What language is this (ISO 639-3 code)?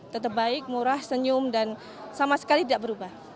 ind